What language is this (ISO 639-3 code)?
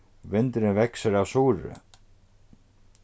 fao